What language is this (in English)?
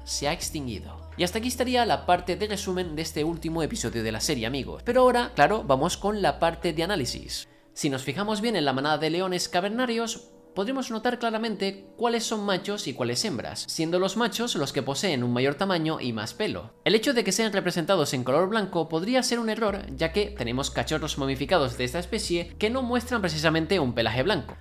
Spanish